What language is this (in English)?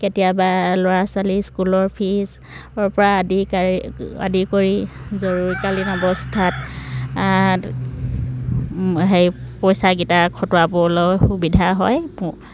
Assamese